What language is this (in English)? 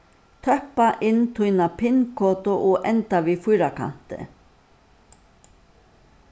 Faroese